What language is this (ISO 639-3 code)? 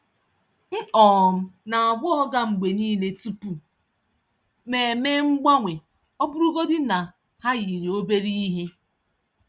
ibo